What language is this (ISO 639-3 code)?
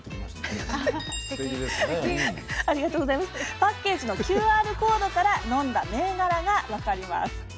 jpn